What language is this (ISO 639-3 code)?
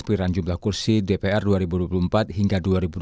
ind